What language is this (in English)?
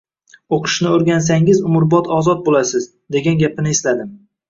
Uzbek